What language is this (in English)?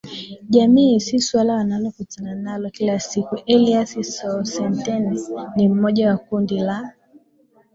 Swahili